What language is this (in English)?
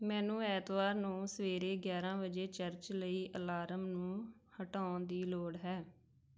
Punjabi